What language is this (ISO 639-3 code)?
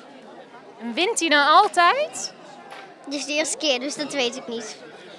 nld